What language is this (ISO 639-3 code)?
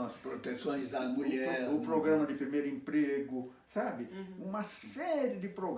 por